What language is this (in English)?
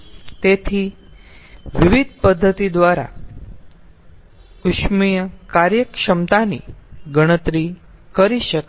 Gujarati